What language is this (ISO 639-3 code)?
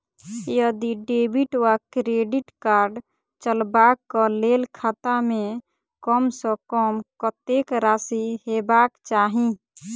mai